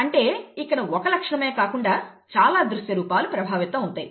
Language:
Telugu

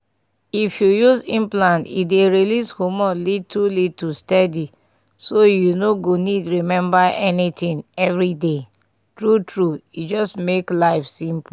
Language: Nigerian Pidgin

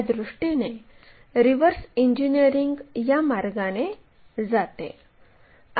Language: Marathi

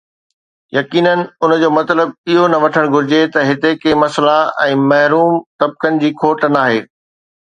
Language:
Sindhi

